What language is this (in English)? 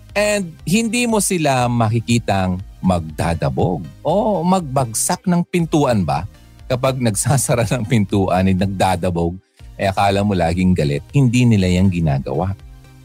Filipino